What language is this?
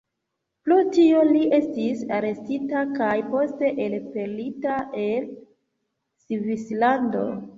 Esperanto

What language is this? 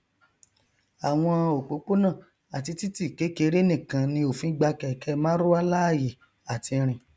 Yoruba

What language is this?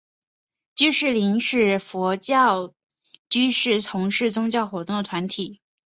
Chinese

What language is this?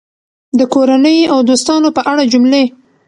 Pashto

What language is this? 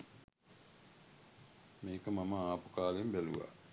Sinhala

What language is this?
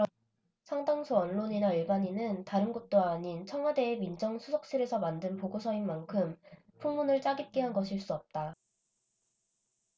Korean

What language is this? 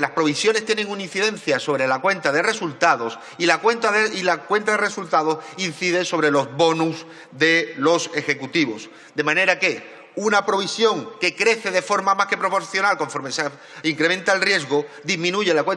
Spanish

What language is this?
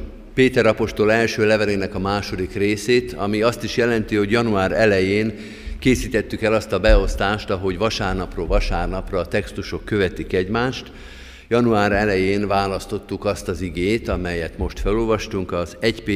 Hungarian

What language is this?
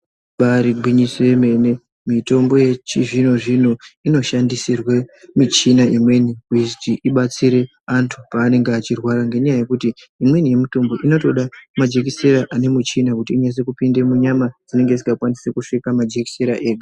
Ndau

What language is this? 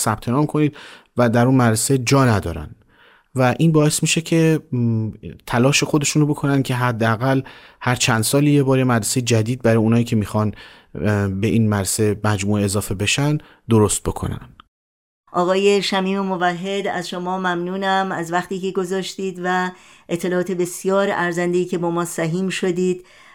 Persian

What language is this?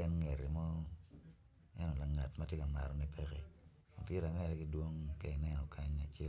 Acoli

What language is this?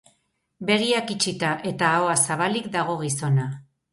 Basque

